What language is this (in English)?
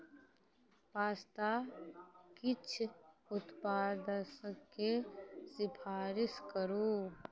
Maithili